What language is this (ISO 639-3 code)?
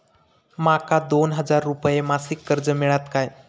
mar